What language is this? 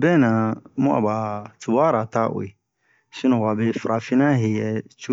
Bomu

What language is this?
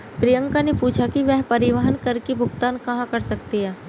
Hindi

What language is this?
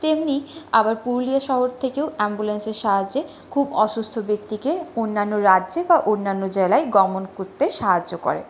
Bangla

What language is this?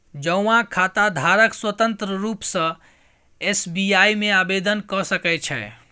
Maithili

